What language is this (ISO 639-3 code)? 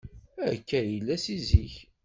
kab